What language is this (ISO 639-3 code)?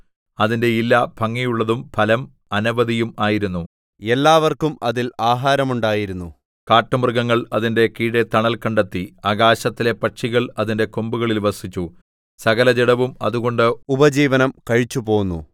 mal